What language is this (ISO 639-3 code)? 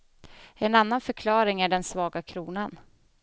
swe